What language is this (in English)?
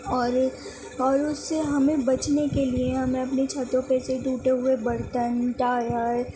Urdu